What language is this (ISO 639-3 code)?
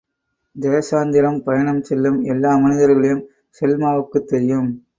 tam